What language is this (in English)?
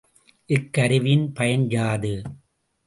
Tamil